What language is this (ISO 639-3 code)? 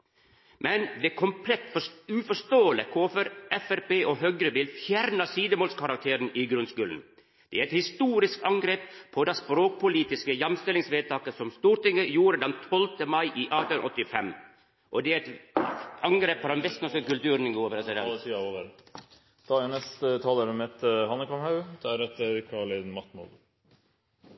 nor